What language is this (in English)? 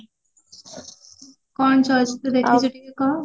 Odia